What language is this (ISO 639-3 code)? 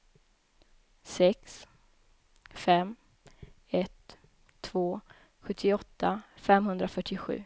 swe